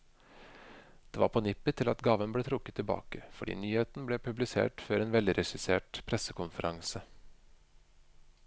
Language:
Norwegian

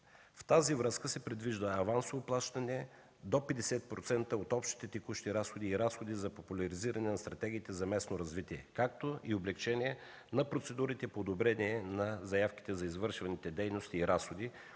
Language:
Bulgarian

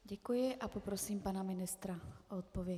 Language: Czech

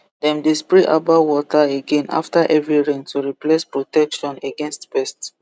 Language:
Nigerian Pidgin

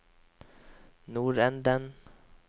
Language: Norwegian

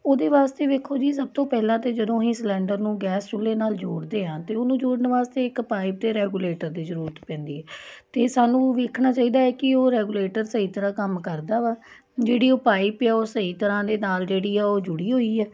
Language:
Punjabi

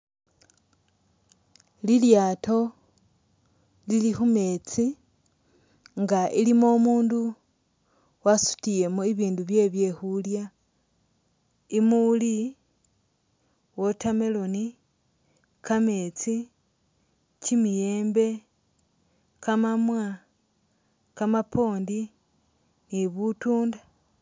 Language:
Masaaba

